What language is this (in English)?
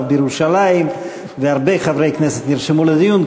Hebrew